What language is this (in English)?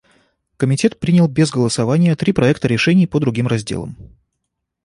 Russian